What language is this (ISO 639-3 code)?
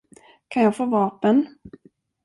swe